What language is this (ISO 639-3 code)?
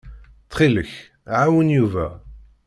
kab